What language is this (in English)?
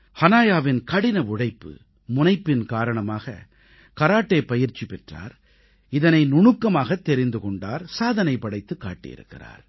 Tamil